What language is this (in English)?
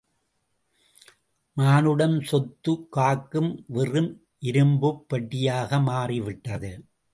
Tamil